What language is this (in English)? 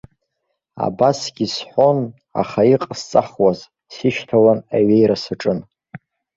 Abkhazian